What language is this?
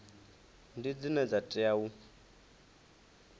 Venda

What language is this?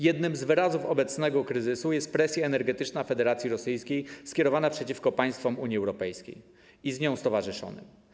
Polish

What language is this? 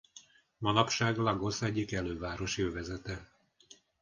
Hungarian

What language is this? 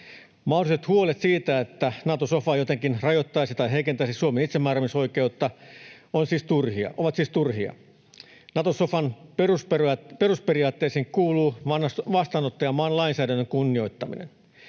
Finnish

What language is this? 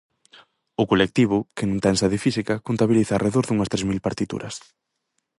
Galician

